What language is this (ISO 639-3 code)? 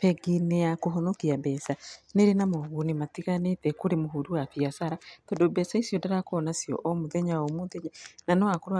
kik